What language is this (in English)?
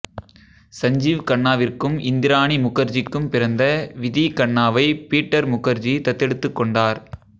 Tamil